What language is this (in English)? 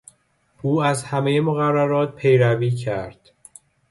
Persian